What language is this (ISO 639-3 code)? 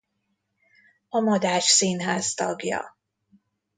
hun